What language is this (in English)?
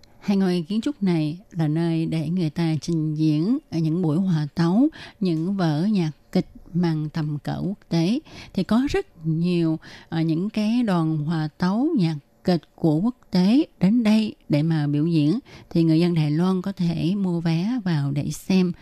Vietnamese